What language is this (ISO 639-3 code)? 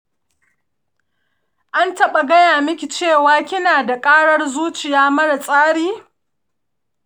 hau